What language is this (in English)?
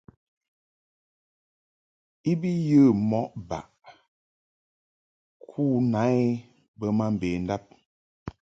Mungaka